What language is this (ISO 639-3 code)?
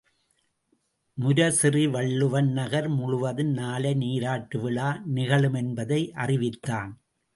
tam